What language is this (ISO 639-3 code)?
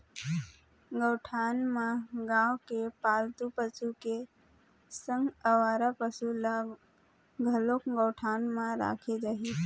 hne